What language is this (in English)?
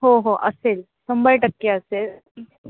Marathi